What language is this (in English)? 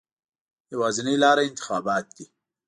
Pashto